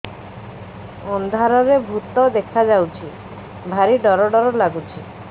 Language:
Odia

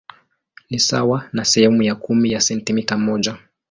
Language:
Swahili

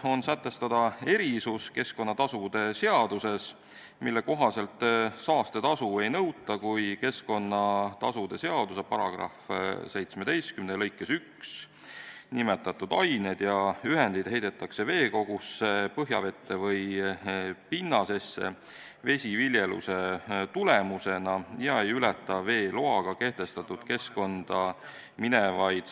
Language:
Estonian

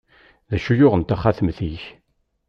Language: Kabyle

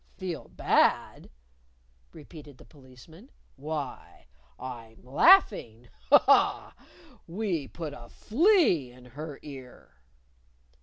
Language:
English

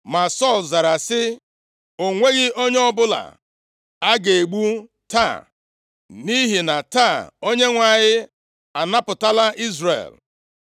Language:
Igbo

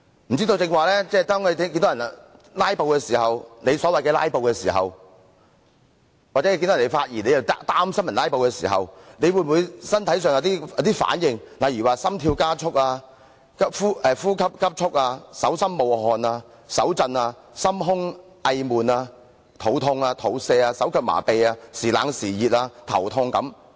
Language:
Cantonese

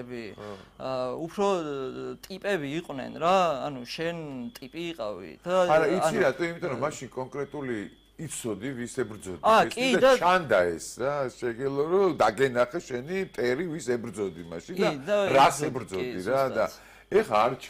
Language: Turkish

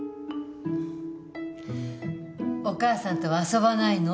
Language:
Japanese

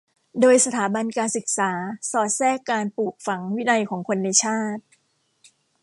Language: Thai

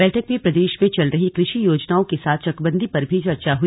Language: Hindi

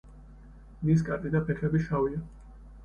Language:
Georgian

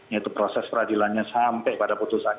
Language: Indonesian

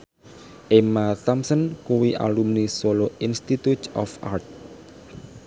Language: Javanese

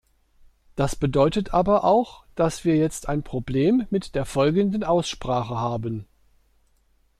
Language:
German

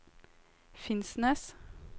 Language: Norwegian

